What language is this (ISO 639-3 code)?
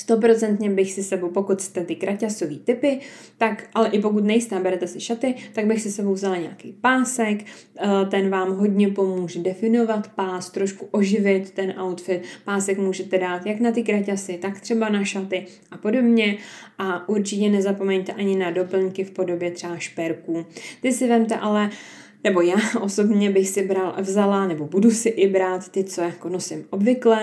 ces